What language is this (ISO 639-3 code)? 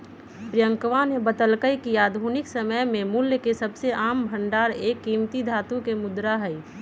mag